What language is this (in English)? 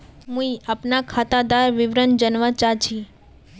Magahi